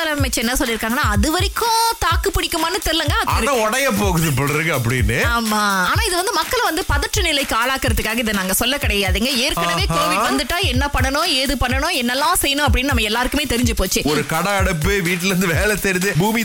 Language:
Tamil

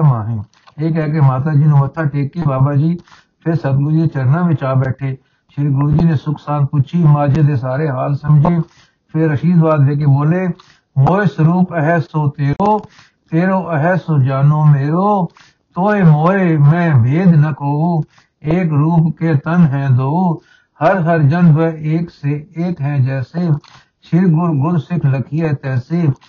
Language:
Punjabi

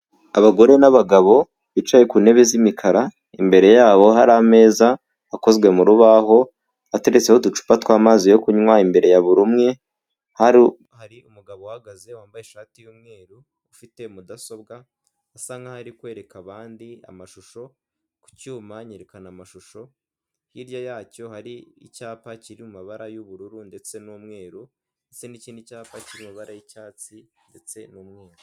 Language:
Kinyarwanda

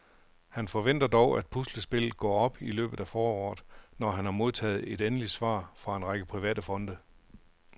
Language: Danish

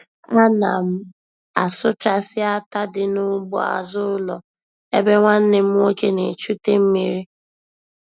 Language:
Igbo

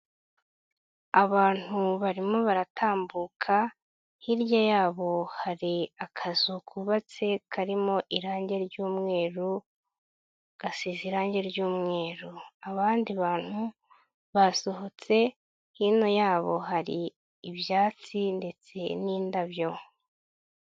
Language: Kinyarwanda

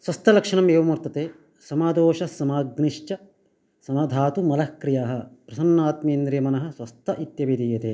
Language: Sanskrit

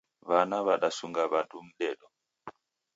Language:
Taita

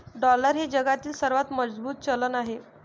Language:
Marathi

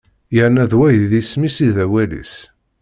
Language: Kabyle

